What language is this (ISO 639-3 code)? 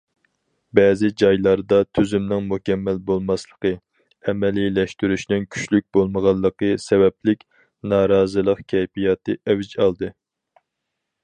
uig